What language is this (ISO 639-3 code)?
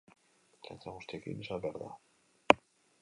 eus